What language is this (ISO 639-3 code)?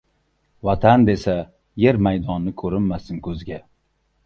uzb